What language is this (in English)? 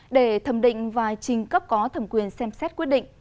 Vietnamese